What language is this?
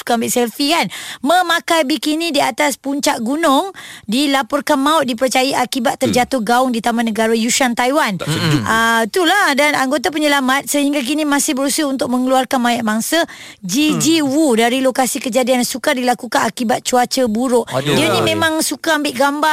Malay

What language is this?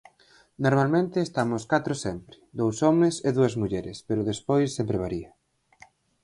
Galician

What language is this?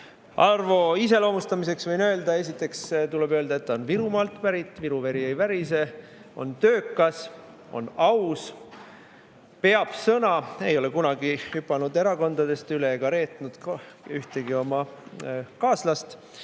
Estonian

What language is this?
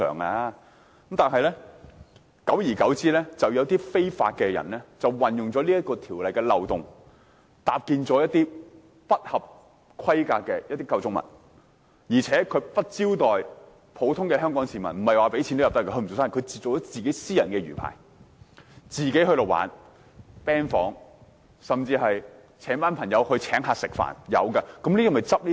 Cantonese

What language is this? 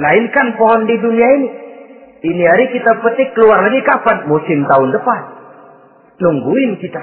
Indonesian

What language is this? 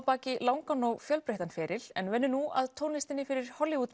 Icelandic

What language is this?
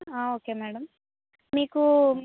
Telugu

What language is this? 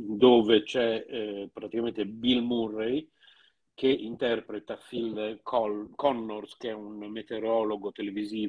Italian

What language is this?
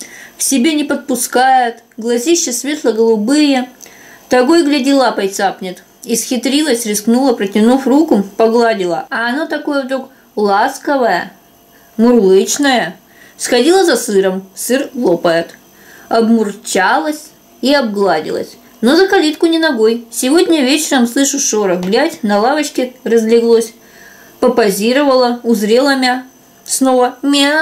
Russian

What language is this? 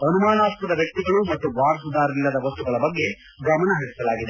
Kannada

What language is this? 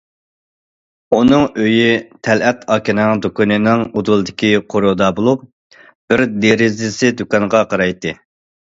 Uyghur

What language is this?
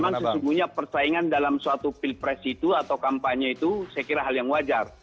Indonesian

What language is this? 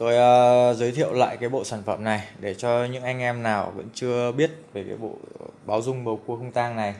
Vietnamese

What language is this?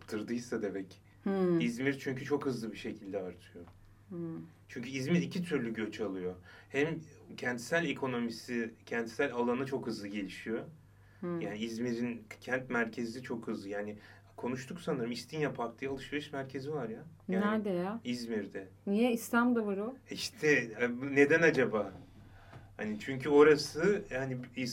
Turkish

